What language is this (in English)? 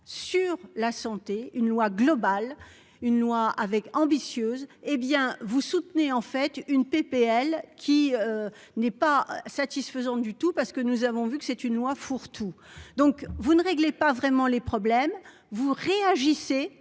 French